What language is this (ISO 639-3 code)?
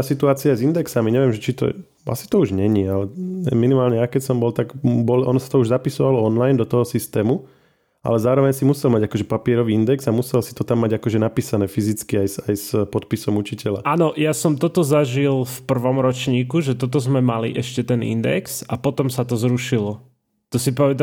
slk